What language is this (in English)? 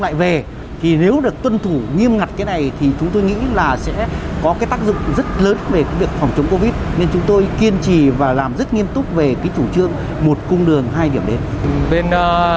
Vietnamese